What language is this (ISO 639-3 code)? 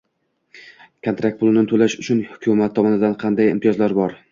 uzb